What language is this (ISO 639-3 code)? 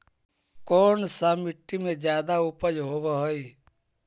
mag